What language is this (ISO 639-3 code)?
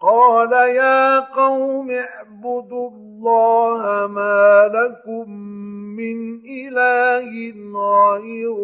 ara